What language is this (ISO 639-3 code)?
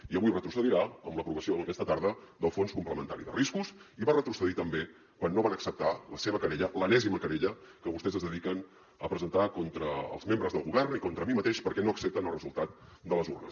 cat